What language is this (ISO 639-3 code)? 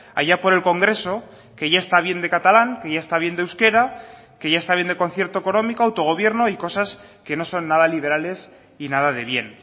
spa